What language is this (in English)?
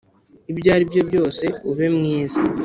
Kinyarwanda